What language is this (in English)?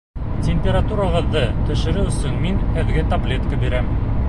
Bashkir